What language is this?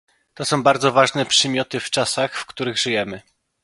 Polish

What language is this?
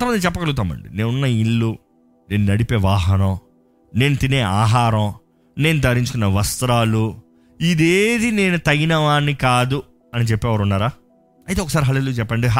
Telugu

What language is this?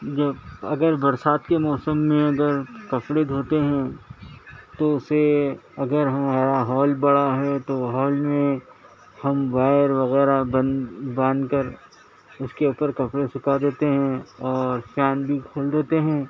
Urdu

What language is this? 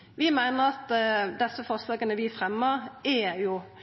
Norwegian Nynorsk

